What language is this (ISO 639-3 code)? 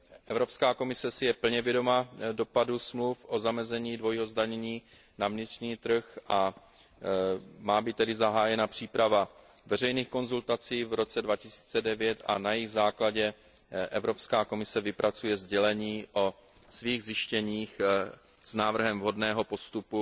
ces